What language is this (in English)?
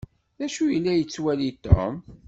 Kabyle